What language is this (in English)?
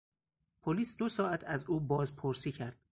Persian